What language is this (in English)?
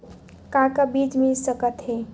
Chhattisgarhi